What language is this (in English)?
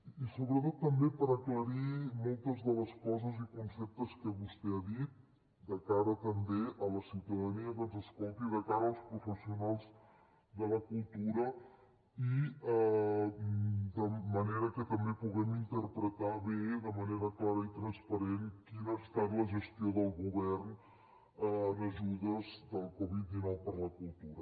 Catalan